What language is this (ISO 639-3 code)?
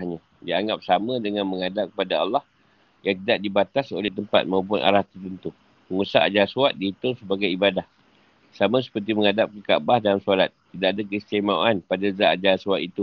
msa